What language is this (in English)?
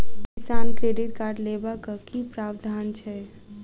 Maithili